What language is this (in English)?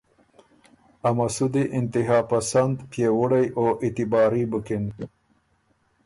Ormuri